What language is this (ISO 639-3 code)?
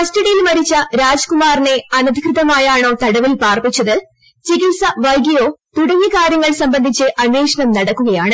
mal